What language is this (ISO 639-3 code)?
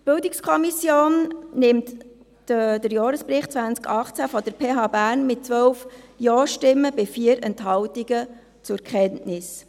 gsw